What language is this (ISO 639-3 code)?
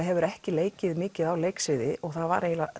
isl